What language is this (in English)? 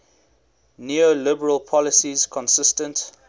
English